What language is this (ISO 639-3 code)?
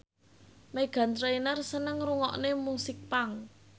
jav